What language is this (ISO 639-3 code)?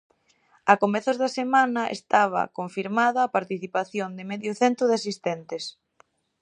glg